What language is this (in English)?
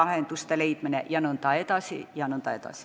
Estonian